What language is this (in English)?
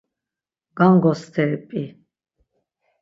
Laz